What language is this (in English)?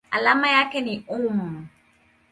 Swahili